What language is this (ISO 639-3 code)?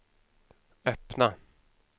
swe